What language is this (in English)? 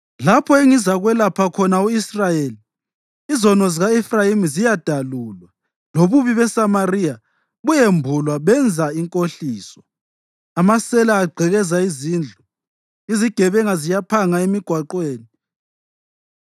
North Ndebele